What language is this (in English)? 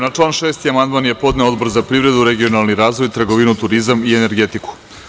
Serbian